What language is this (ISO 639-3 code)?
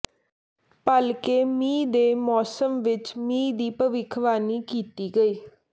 pan